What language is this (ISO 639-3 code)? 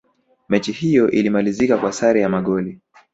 swa